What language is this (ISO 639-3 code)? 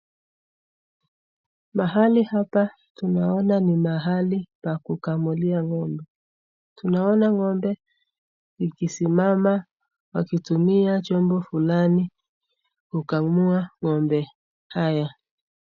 swa